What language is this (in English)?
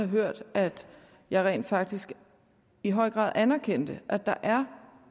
Danish